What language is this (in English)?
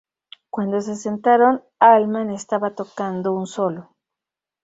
Spanish